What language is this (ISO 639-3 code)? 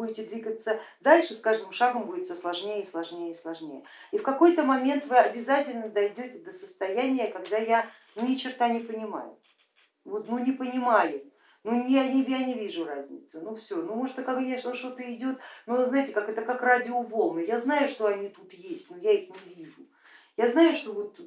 rus